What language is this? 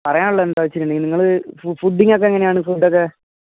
Malayalam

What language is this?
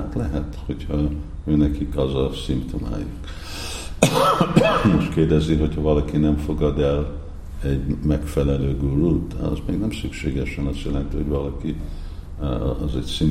Hungarian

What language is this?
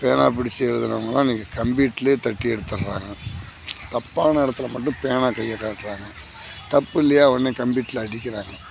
Tamil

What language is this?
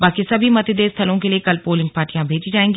Hindi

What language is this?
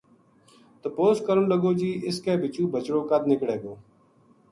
Gujari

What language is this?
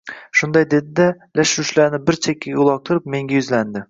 Uzbek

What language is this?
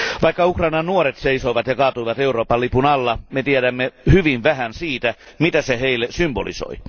Finnish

